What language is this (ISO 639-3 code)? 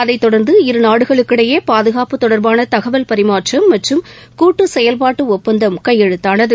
tam